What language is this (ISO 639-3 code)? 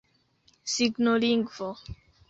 epo